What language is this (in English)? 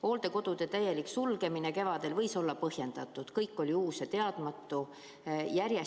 Estonian